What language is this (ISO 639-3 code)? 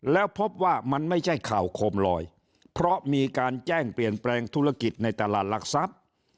tha